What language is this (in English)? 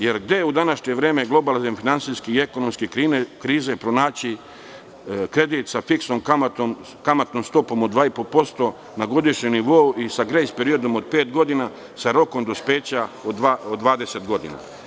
Serbian